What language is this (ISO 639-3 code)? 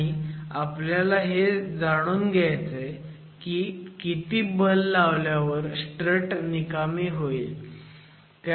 mar